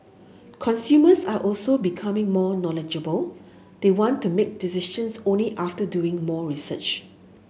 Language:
English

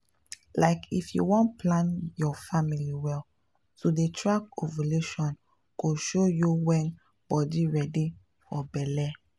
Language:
Nigerian Pidgin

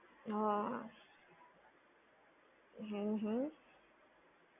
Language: Gujarati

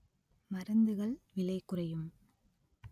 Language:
Tamil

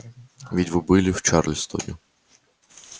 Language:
Russian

